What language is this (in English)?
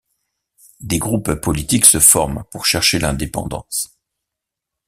French